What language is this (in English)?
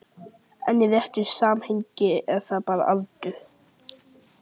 Icelandic